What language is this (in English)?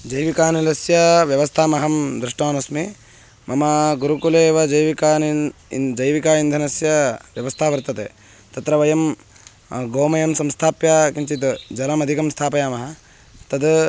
Sanskrit